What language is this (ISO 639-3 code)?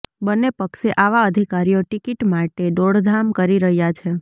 guj